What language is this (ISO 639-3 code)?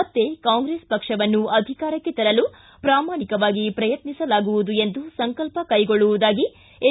kan